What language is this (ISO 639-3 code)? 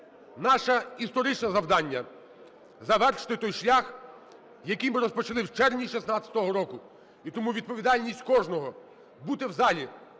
ukr